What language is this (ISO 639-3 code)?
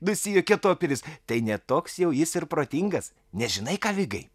lit